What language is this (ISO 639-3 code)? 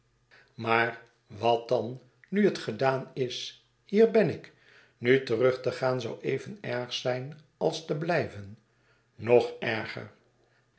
nld